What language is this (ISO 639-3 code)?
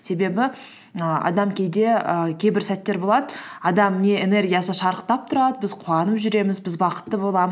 kaz